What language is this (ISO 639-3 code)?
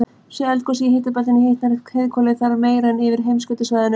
isl